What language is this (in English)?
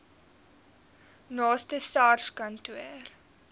Afrikaans